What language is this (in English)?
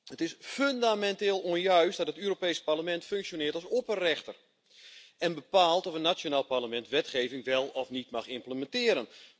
Dutch